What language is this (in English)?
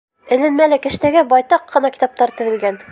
Bashkir